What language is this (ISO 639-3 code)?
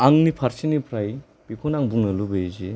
brx